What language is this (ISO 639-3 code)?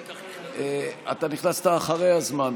heb